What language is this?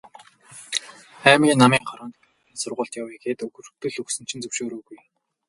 Mongolian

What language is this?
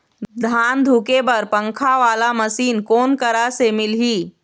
Chhattisgarhi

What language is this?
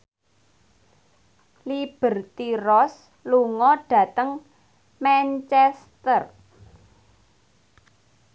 Javanese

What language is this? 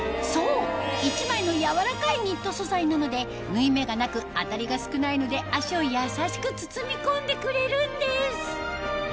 Japanese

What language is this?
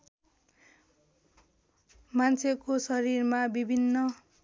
Nepali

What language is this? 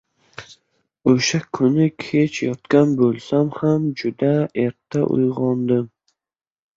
Uzbek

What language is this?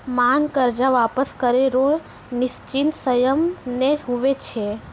Maithili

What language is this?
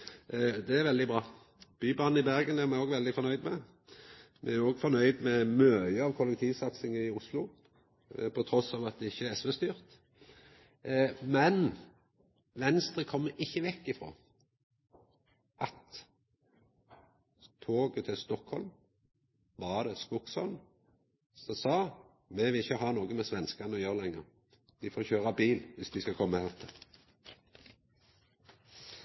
Norwegian Nynorsk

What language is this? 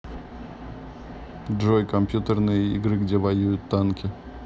Russian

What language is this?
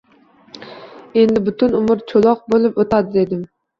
Uzbek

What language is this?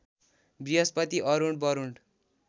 Nepali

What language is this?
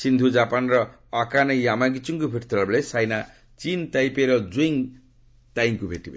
Odia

